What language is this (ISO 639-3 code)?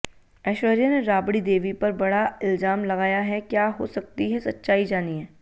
hin